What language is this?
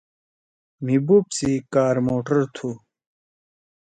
Torwali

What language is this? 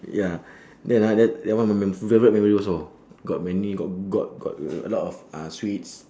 English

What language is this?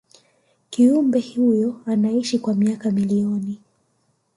Swahili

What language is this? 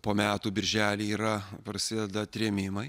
Lithuanian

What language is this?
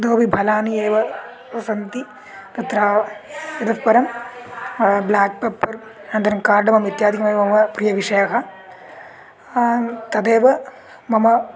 Sanskrit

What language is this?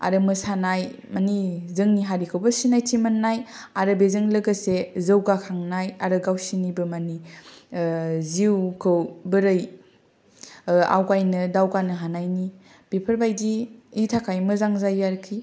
Bodo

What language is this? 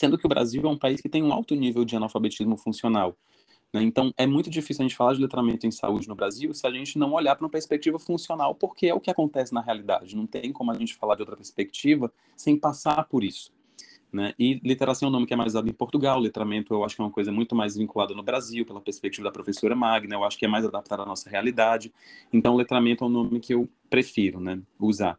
Portuguese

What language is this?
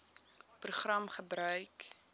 Afrikaans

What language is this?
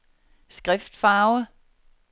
Danish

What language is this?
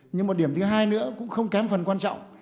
Vietnamese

